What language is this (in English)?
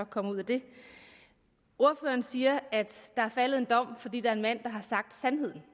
Danish